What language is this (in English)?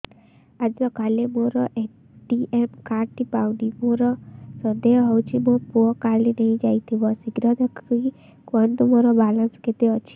Odia